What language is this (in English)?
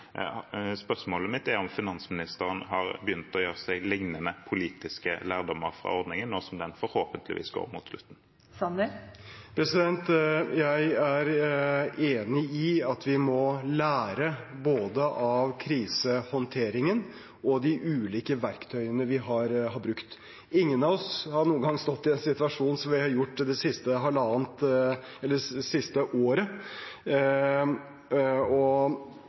Norwegian Bokmål